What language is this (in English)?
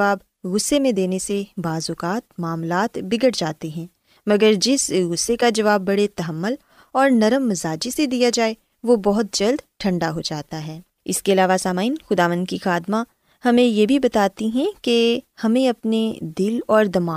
Urdu